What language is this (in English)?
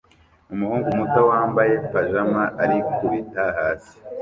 Kinyarwanda